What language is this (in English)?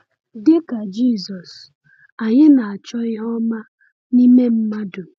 Igbo